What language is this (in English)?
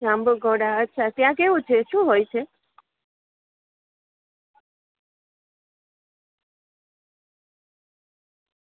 Gujarati